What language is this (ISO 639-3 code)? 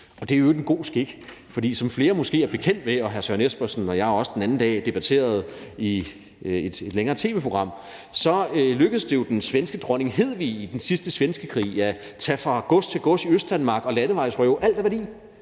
dan